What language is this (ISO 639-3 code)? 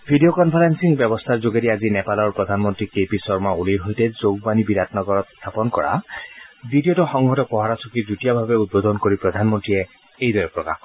asm